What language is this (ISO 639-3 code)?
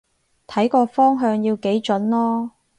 yue